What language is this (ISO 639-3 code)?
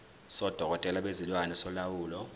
zul